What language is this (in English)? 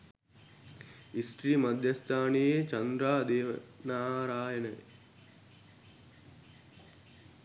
Sinhala